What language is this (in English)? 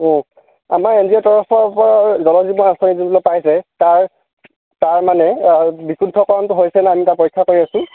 Assamese